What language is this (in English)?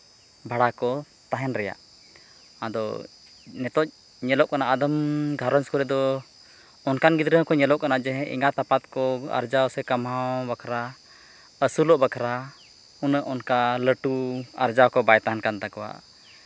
Santali